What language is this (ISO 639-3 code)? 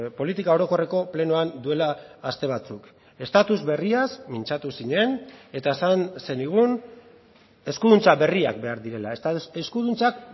eus